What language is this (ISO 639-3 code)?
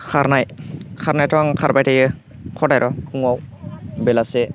brx